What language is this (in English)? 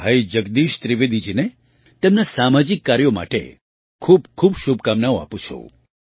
Gujarati